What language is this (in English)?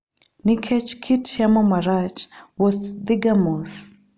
Luo (Kenya and Tanzania)